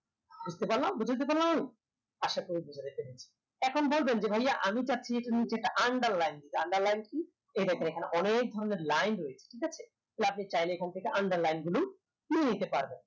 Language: Bangla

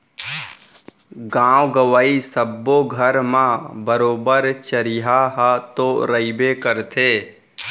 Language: Chhattisgarhi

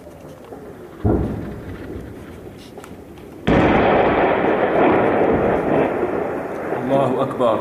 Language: Arabic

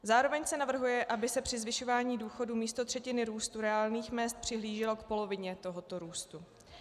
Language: Czech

